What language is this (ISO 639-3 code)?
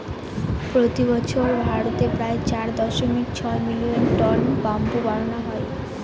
ben